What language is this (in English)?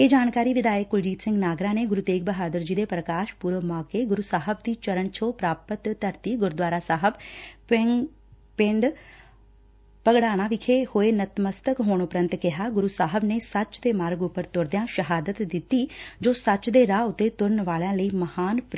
Punjabi